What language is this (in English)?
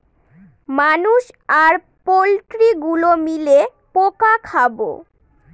Bangla